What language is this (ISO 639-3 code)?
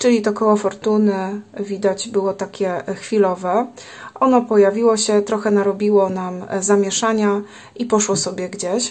pol